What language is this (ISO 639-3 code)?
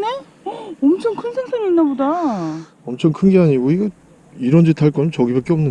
kor